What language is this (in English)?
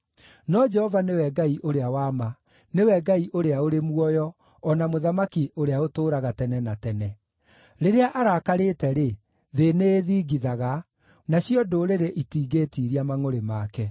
Kikuyu